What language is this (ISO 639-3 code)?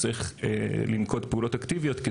heb